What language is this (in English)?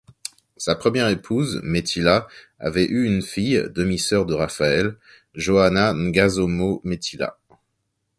French